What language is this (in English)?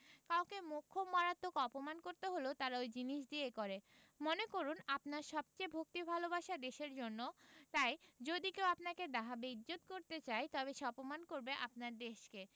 Bangla